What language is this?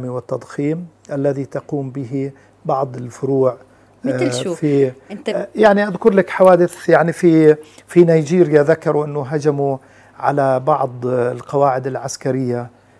Arabic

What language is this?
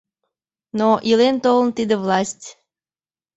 Mari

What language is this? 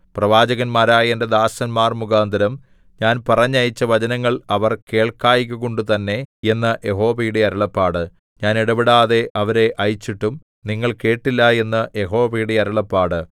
Malayalam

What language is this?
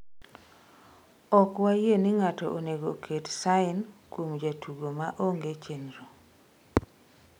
Luo (Kenya and Tanzania)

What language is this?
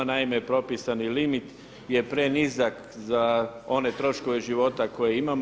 Croatian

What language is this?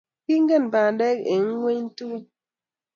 Kalenjin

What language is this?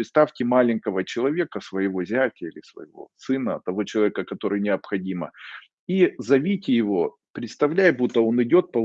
Russian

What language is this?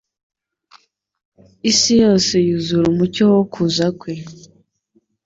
Kinyarwanda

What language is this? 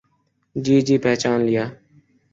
Urdu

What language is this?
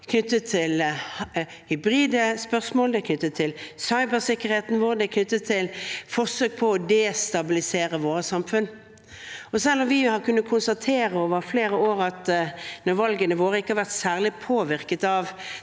Norwegian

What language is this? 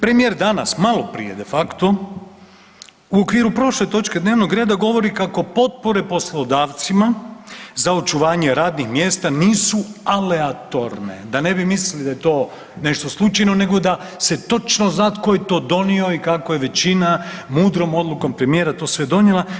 Croatian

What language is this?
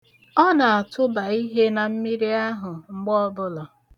Igbo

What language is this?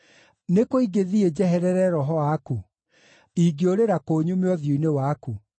Kikuyu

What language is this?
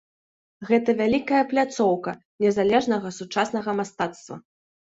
Belarusian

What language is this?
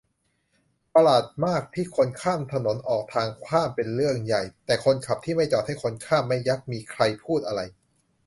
Thai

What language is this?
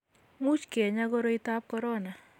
Kalenjin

